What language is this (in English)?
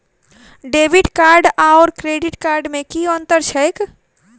Maithili